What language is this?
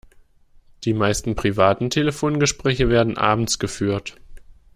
German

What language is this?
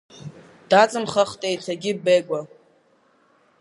Abkhazian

